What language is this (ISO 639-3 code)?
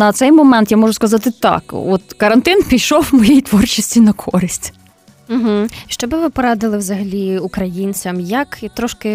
ukr